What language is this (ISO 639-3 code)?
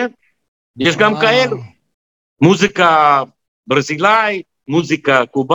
heb